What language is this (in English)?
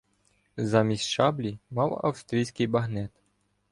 Ukrainian